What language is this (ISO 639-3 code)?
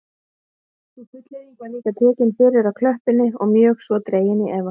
isl